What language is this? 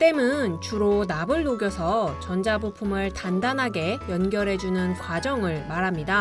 Korean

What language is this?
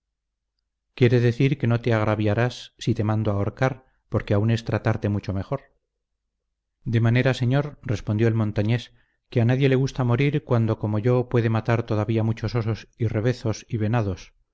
Spanish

